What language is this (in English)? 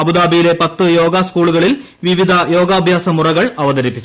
Malayalam